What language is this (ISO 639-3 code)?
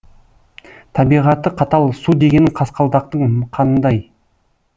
kaz